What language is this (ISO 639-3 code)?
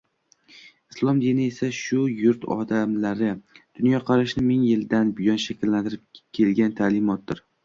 uzb